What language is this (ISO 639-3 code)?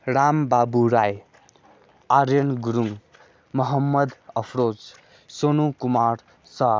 nep